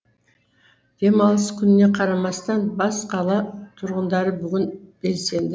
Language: Kazakh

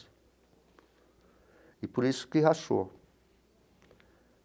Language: Portuguese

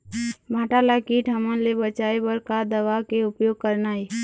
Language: Chhattisgarhi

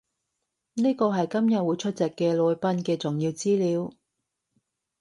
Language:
Cantonese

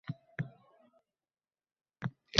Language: Uzbek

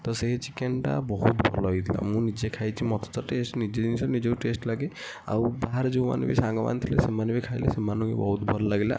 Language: Odia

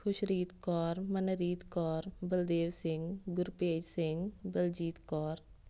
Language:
Punjabi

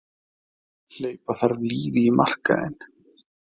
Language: Icelandic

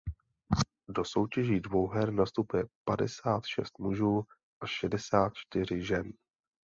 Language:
Czech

